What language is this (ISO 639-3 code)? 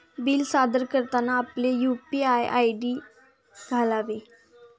mar